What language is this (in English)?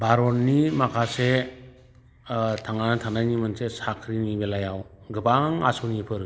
Bodo